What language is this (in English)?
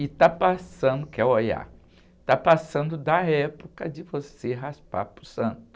Portuguese